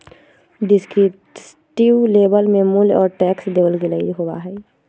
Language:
Magahi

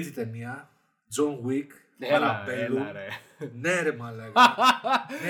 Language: Greek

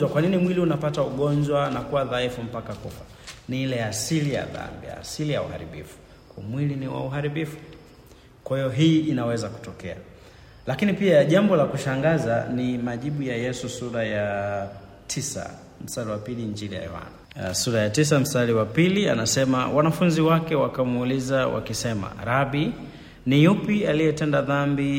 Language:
Swahili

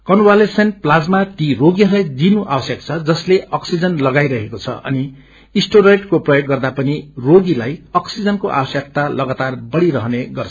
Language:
Nepali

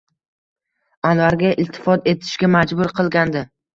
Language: Uzbek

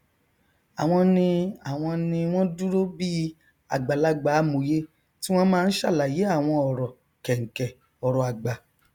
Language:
Yoruba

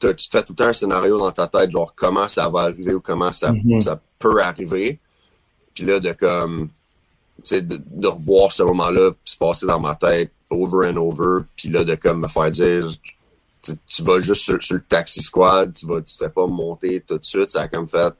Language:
French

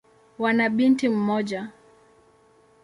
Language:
Swahili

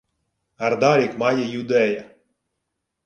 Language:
Ukrainian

